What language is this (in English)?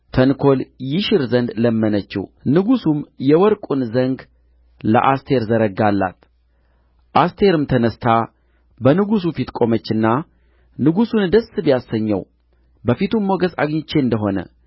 Amharic